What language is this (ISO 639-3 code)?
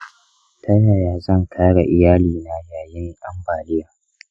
hau